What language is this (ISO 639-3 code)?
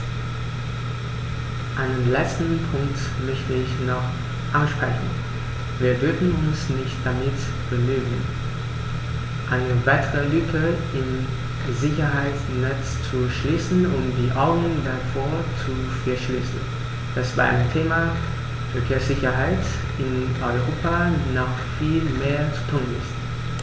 deu